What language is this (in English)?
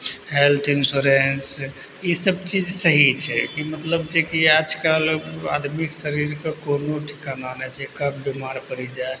Maithili